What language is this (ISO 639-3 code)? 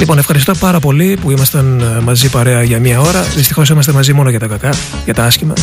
ell